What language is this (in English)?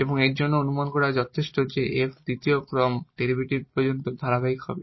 Bangla